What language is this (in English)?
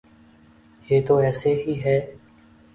Urdu